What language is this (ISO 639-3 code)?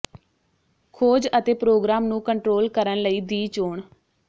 pan